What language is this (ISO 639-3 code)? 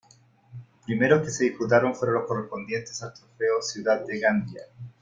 spa